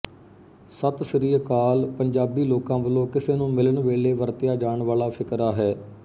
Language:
Punjabi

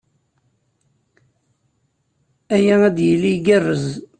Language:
Kabyle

